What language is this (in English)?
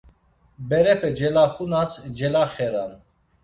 Laz